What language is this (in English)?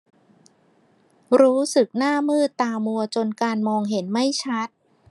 Thai